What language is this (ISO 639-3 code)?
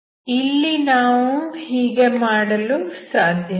kan